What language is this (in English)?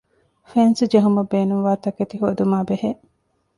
Divehi